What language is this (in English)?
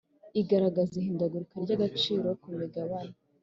Kinyarwanda